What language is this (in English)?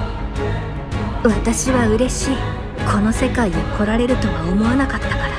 Japanese